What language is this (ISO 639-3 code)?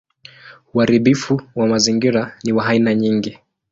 swa